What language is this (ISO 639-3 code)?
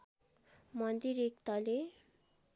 nep